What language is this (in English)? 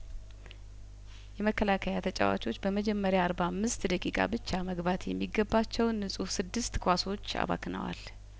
Amharic